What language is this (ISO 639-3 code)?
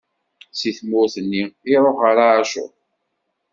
kab